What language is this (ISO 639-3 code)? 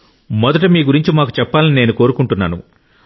tel